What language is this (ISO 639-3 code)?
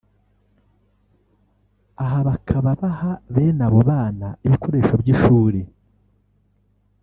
kin